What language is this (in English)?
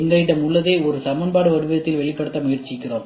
Tamil